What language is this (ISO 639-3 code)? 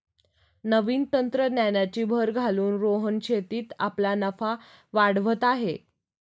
mar